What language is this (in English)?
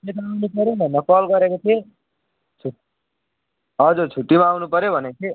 Nepali